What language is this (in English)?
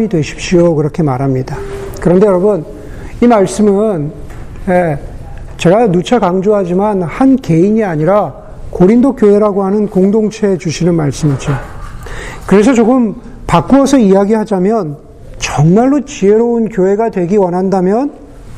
Korean